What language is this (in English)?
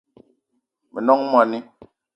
Eton (Cameroon)